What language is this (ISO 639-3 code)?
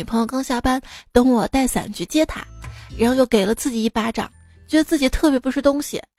zho